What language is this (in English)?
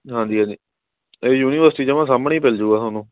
Punjabi